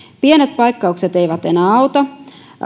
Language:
Finnish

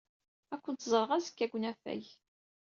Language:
Kabyle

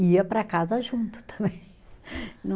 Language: Portuguese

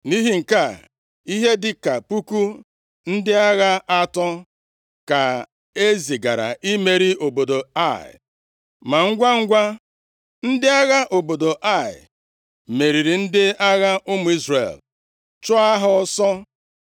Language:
Igbo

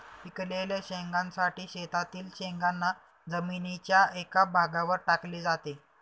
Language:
Marathi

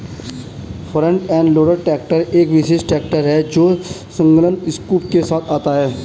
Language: Hindi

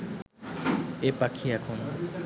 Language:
Bangla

